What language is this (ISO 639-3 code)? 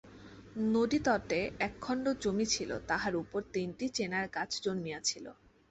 ben